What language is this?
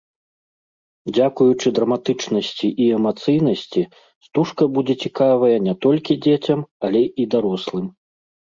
Belarusian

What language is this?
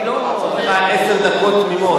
Hebrew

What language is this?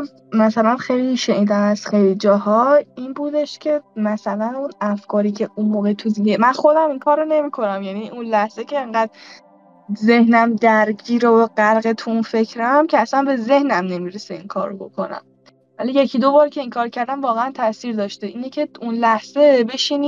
Persian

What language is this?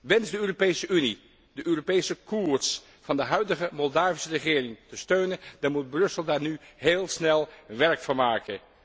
Dutch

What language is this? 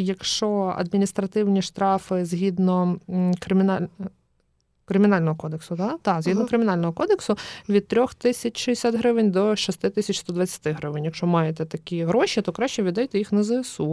Ukrainian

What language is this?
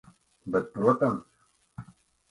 Latvian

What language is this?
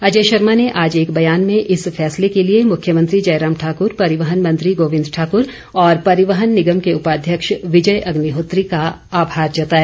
Hindi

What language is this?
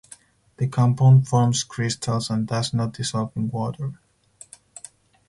English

